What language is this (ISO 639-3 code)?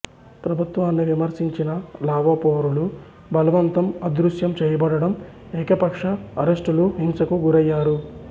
tel